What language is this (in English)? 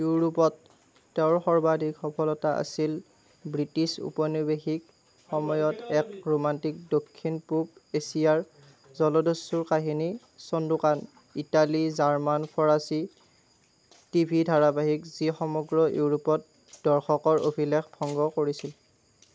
Assamese